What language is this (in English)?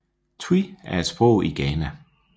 Danish